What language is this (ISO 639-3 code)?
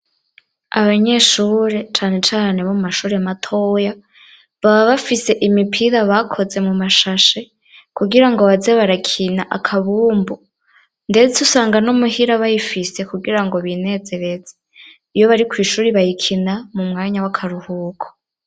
run